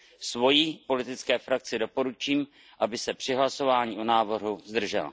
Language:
Czech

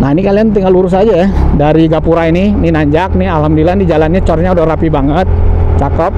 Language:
Indonesian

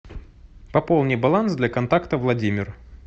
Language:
Russian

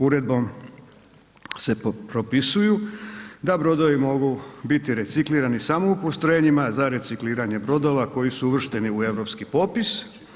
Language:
Croatian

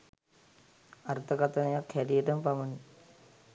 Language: Sinhala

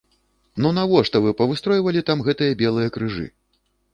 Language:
Belarusian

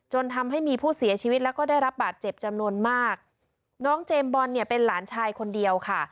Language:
Thai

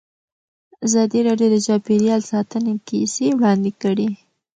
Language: Pashto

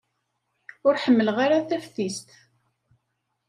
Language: Kabyle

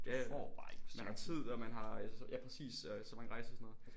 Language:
Danish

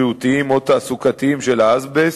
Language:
Hebrew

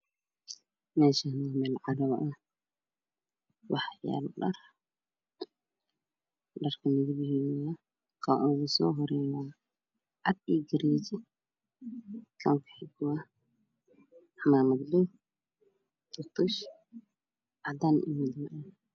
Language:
Somali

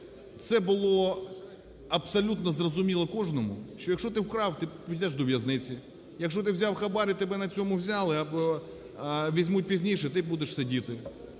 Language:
Ukrainian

